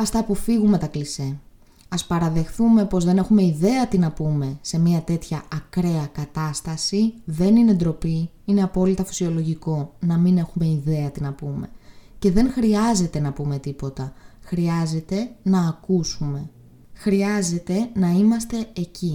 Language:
Greek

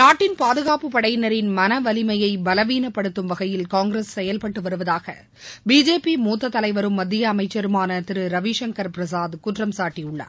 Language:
Tamil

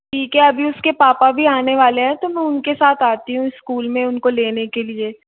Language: Hindi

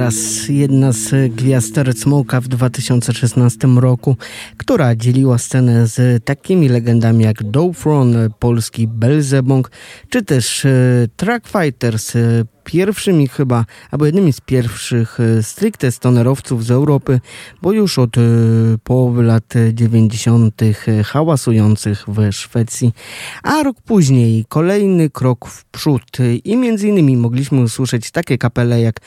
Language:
Polish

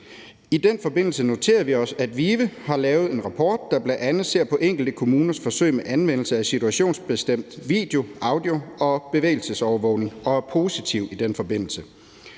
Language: Danish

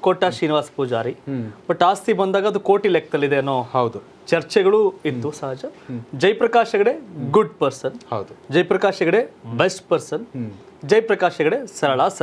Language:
Kannada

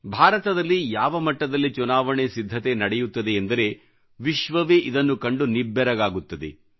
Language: Kannada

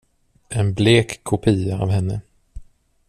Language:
Swedish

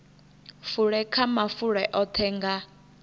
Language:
Venda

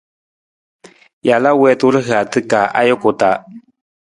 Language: Nawdm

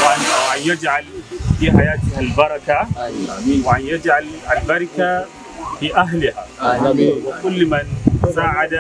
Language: Arabic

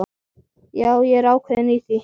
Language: Icelandic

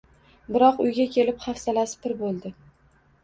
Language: Uzbek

